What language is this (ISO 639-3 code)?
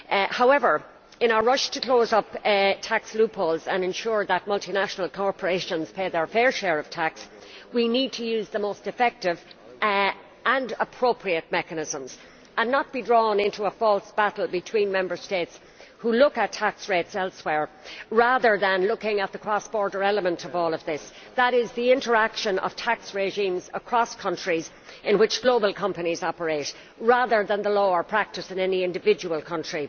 eng